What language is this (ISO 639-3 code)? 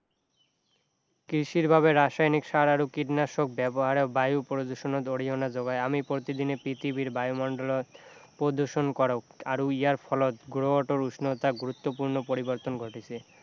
asm